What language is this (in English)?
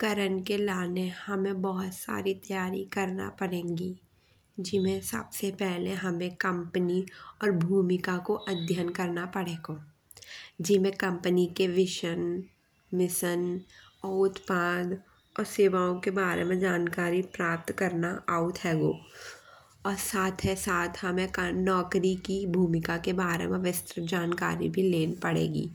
Bundeli